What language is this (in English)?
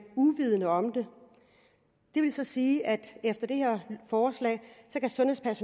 Danish